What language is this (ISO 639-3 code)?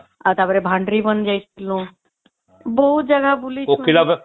ori